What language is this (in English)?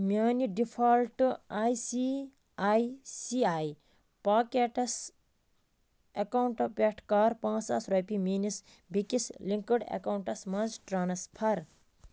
Kashmiri